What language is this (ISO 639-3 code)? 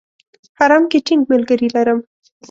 pus